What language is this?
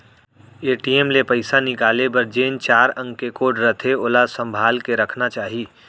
Chhattisgarhi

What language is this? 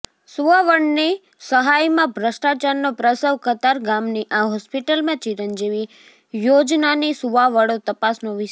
Gujarati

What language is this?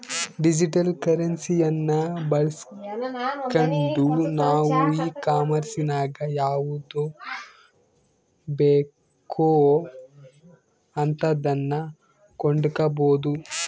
Kannada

